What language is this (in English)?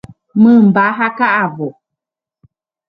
Guarani